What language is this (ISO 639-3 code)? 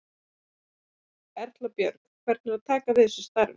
isl